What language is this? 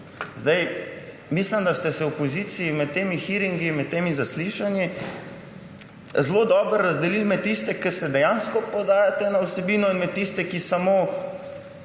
Slovenian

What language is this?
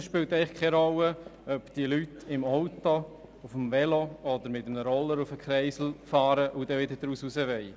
Swiss German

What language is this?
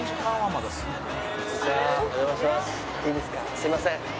Japanese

